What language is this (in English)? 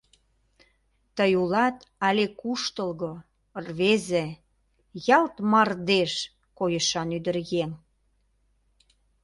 Mari